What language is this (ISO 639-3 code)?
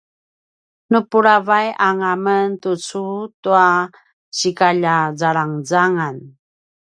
pwn